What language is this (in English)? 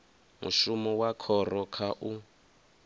Venda